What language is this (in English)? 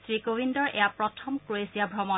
Assamese